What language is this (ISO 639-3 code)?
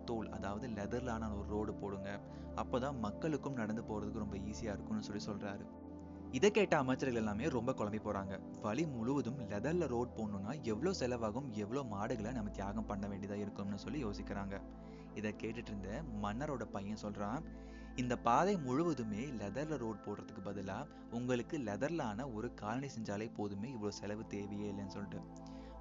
tam